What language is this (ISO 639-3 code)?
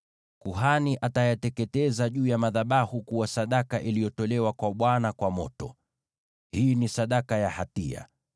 swa